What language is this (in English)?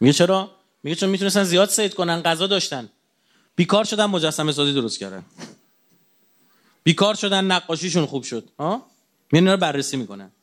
Persian